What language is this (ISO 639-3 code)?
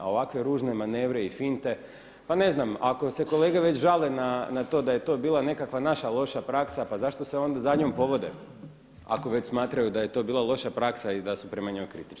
hrv